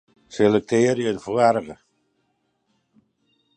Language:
Western Frisian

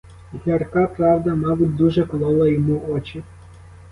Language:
Ukrainian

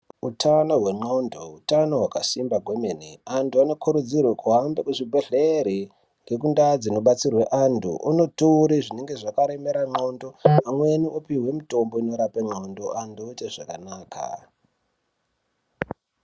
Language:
Ndau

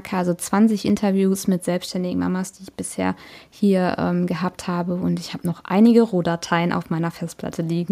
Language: German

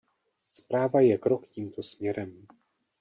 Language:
Czech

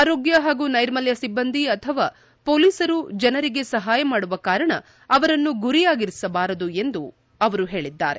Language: Kannada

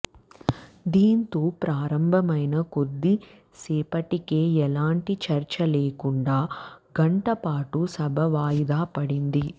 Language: Telugu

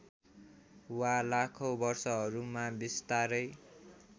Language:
Nepali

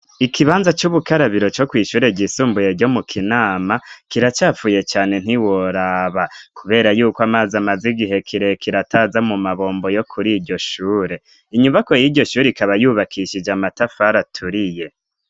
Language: Rundi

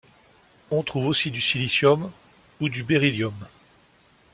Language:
French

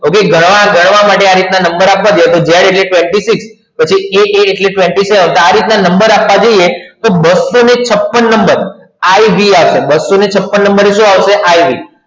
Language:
Gujarati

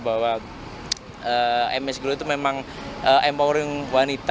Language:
Indonesian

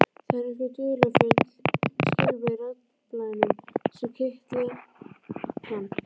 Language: Icelandic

